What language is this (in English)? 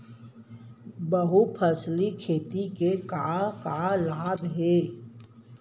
Chhattisgarhi